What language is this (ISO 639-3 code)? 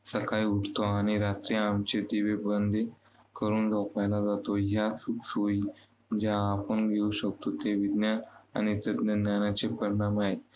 mar